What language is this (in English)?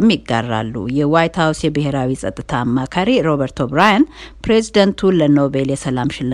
Amharic